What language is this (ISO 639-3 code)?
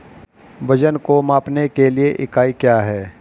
hin